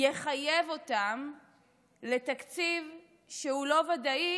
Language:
Hebrew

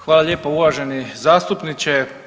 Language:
Croatian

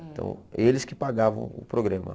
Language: Portuguese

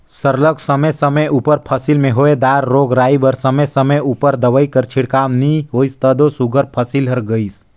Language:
Chhattisgarhi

